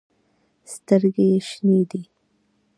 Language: Pashto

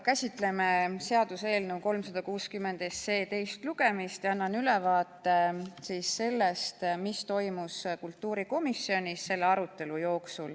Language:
Estonian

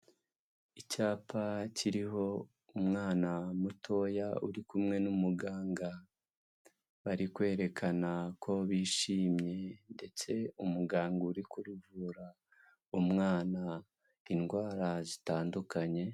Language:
Kinyarwanda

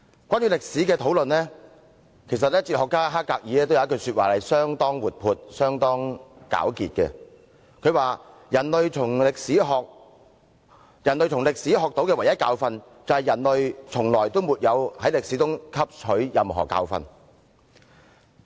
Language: Cantonese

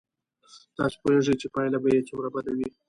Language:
Pashto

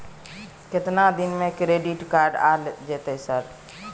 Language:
Maithili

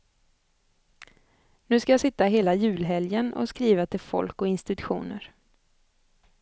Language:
Swedish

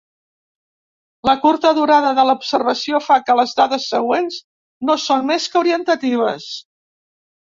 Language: Catalan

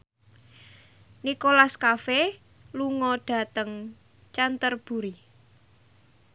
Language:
Javanese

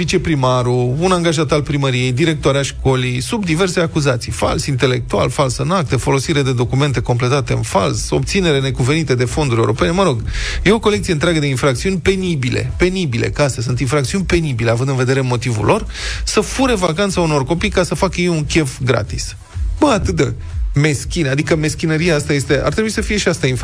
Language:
Romanian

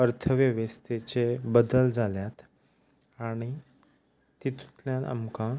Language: Konkani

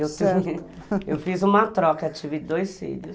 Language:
Portuguese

